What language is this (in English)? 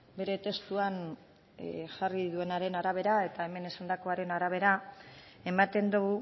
Basque